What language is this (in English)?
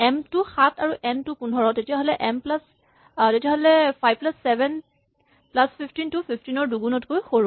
Assamese